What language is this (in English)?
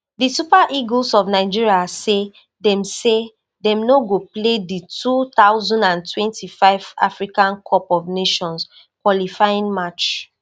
Nigerian Pidgin